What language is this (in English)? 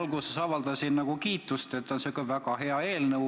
Estonian